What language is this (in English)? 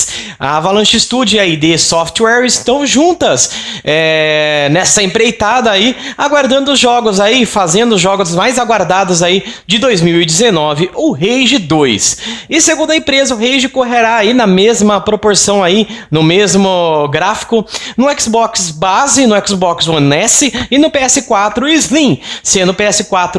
Portuguese